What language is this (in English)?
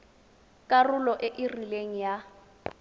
Tswana